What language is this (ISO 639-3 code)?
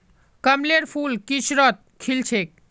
mag